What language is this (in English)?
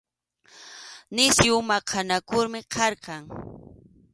Arequipa-La Unión Quechua